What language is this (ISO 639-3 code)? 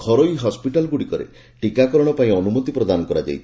ori